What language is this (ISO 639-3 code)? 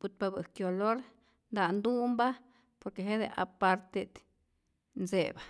zor